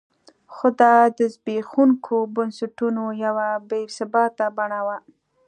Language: Pashto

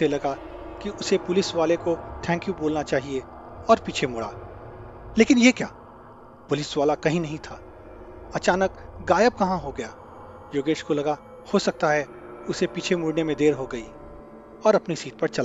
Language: Hindi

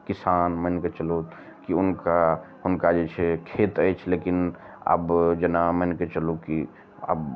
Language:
Maithili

